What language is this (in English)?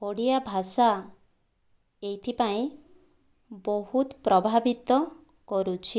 Odia